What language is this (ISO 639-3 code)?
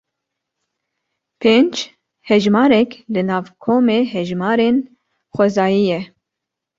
kur